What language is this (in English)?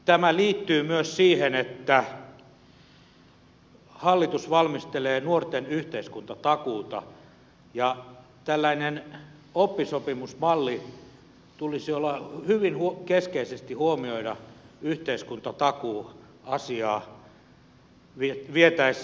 Finnish